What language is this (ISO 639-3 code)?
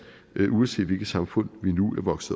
dan